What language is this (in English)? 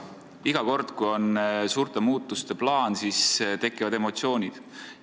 Estonian